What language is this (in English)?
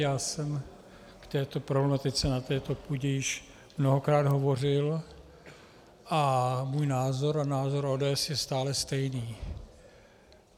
Czech